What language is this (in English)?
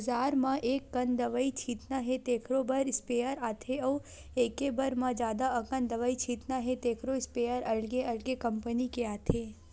Chhattisgarhi